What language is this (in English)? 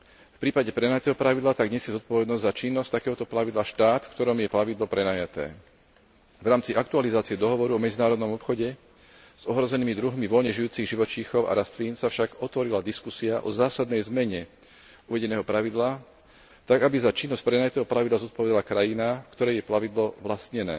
Slovak